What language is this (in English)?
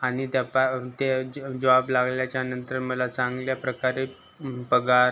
Marathi